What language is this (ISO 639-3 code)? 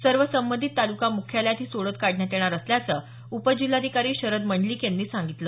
mar